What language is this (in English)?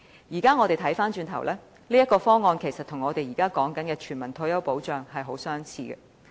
Cantonese